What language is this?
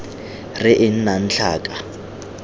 Tswana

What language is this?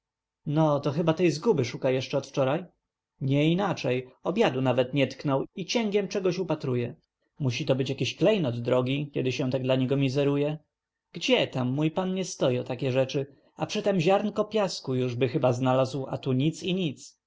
Polish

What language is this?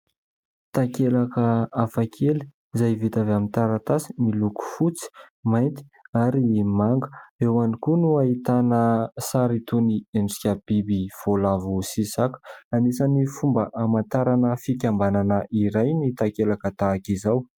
Malagasy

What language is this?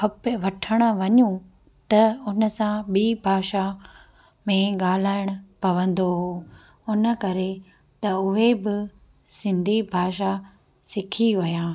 Sindhi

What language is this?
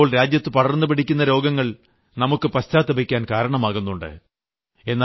Malayalam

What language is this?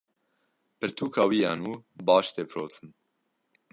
Kurdish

